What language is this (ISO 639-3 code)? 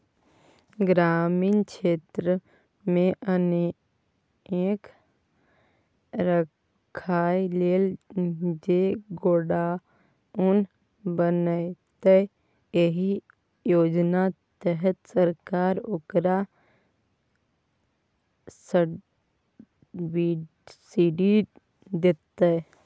mai